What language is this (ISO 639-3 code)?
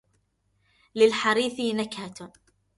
ara